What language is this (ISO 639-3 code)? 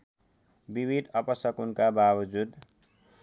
nep